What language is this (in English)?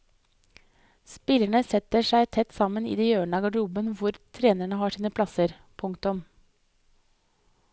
Norwegian